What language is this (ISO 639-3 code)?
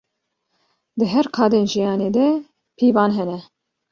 kur